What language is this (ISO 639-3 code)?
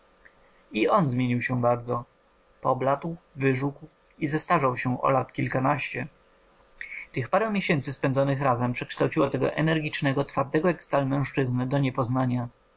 pol